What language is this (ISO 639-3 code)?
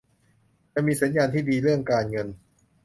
tha